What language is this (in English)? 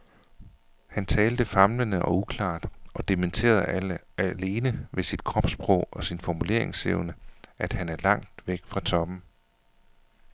Danish